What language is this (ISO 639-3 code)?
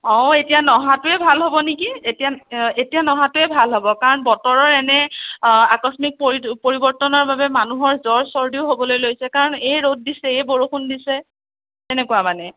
asm